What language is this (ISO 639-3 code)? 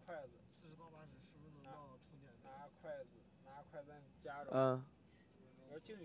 zho